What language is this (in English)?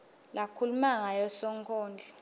Swati